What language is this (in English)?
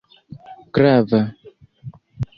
Esperanto